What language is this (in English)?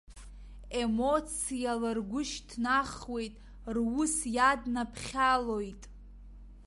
Abkhazian